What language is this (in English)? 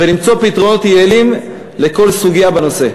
Hebrew